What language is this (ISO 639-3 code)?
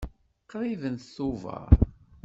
kab